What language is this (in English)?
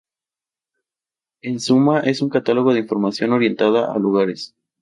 Spanish